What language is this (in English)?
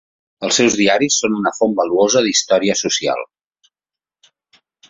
Catalan